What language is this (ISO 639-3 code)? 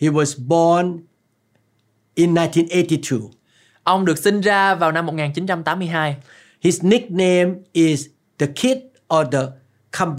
vie